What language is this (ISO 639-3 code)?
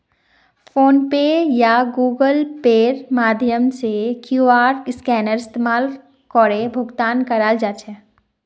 mag